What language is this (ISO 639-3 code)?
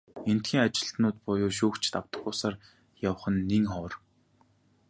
mon